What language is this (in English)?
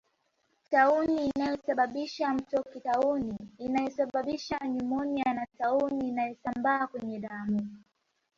Swahili